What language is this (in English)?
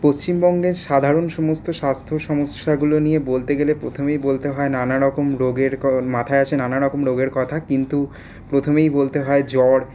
Bangla